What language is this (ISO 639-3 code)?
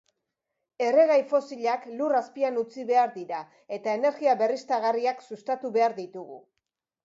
eus